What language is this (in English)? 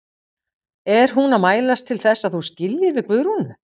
Icelandic